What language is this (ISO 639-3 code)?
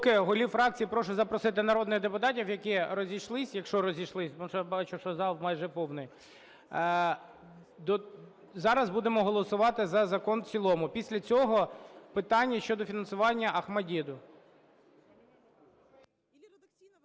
ukr